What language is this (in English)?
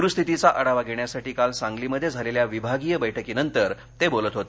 Marathi